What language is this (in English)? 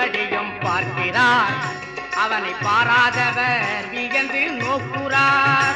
Tamil